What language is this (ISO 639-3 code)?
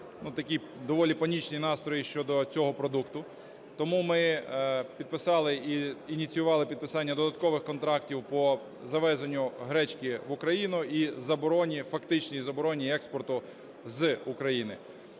ukr